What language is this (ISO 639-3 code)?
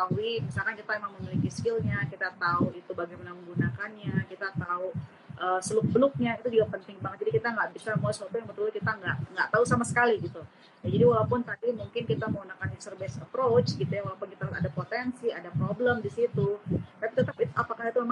ind